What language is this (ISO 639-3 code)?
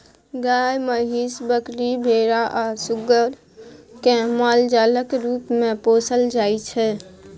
mai